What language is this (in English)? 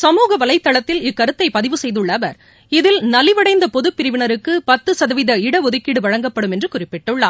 Tamil